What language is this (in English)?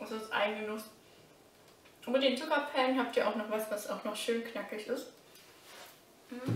German